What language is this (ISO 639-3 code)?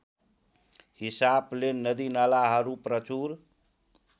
nep